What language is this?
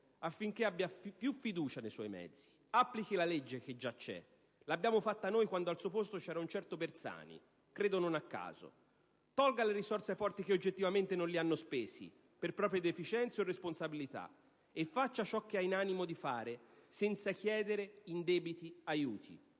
Italian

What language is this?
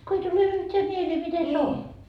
Finnish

